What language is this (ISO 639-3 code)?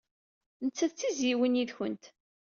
kab